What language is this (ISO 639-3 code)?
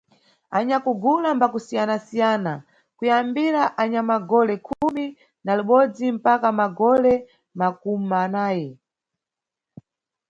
nyu